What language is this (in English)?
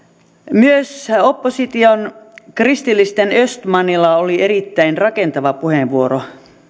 Finnish